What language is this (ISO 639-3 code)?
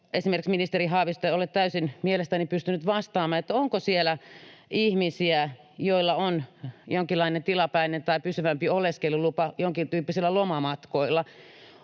fin